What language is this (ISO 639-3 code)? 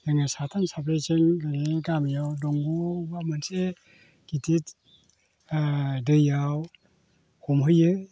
brx